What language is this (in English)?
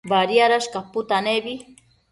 Matsés